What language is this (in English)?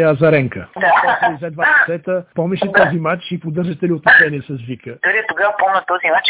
Bulgarian